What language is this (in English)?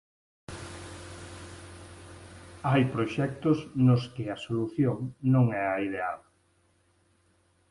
Galician